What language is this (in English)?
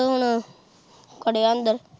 Punjabi